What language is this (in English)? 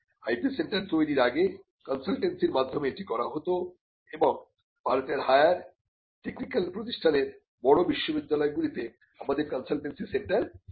Bangla